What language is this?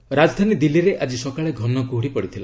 Odia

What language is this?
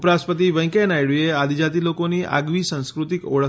Gujarati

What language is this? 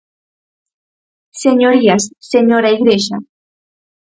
Galician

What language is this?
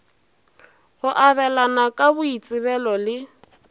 Northern Sotho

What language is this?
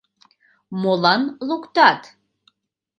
Mari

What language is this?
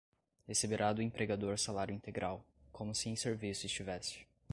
Portuguese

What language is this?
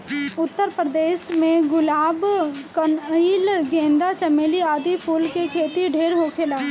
Bhojpuri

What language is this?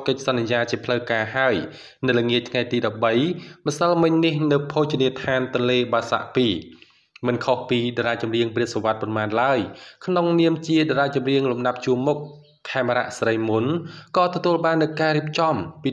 Thai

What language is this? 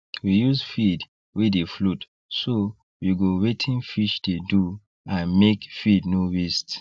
Nigerian Pidgin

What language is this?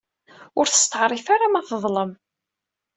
Kabyle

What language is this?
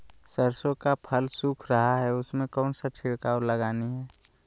Magahi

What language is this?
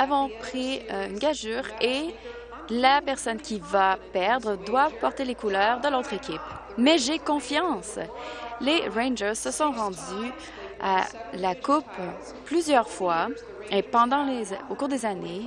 French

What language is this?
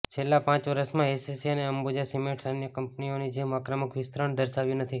Gujarati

